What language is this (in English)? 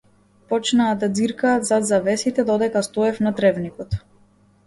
Macedonian